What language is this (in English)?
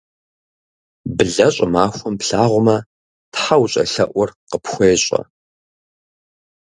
Kabardian